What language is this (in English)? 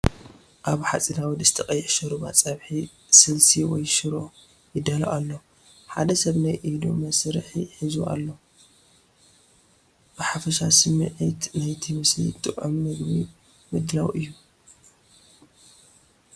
Tigrinya